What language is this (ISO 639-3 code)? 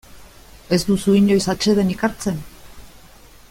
eus